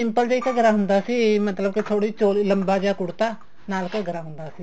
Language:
Punjabi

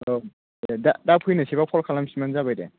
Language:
Bodo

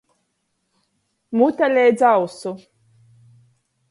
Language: Latgalian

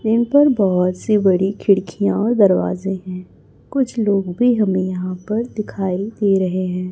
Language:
Hindi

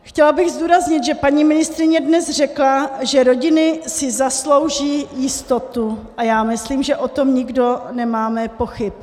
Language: Czech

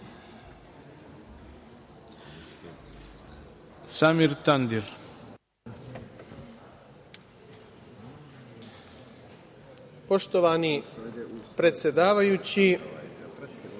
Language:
Serbian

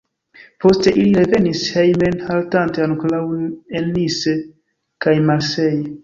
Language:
Esperanto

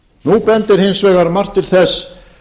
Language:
Icelandic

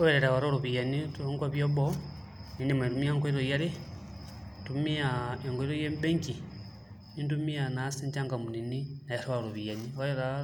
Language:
Masai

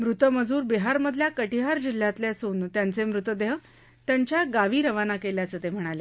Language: Marathi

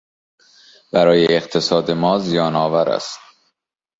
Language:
Persian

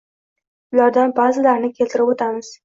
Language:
Uzbek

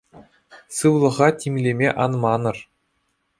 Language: Chuvash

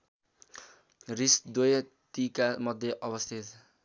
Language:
Nepali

